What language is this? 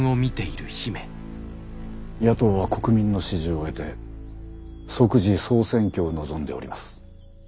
Japanese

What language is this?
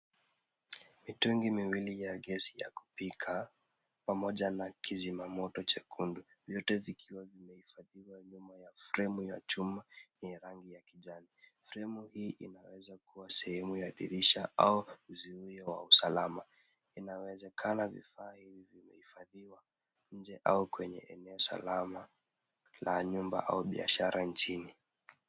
Swahili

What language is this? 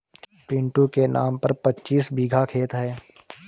Hindi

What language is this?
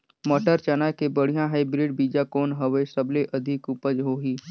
Chhattisgarhi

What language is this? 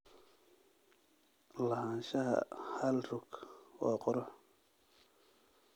Somali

